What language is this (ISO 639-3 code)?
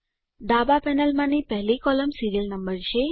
guj